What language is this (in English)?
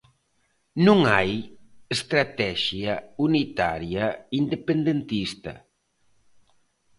Galician